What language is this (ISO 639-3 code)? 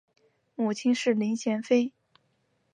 zho